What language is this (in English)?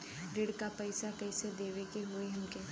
Bhojpuri